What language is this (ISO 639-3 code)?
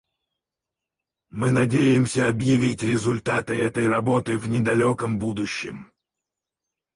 rus